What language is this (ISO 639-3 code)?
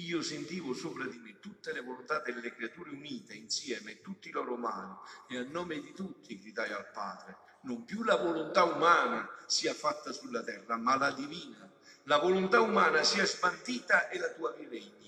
ita